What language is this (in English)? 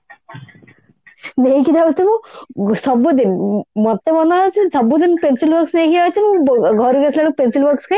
Odia